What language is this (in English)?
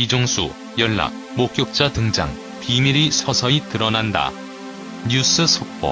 Korean